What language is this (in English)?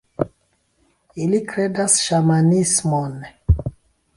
Esperanto